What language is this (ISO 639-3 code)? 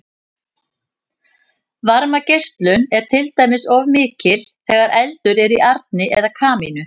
isl